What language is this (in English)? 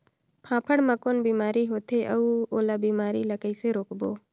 Chhattisgarhi